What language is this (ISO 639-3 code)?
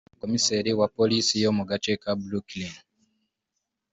kin